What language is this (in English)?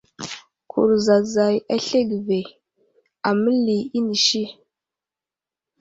Wuzlam